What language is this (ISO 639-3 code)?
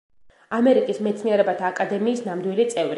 kat